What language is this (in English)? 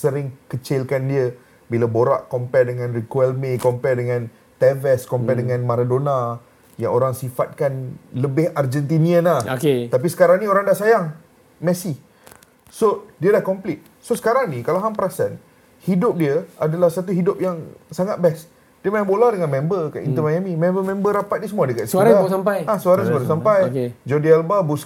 Malay